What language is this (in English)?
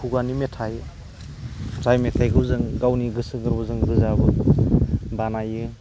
Bodo